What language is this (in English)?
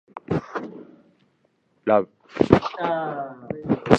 Japanese